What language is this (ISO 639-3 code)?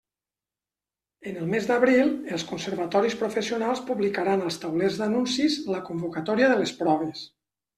cat